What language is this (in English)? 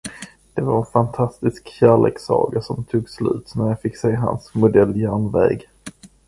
Swedish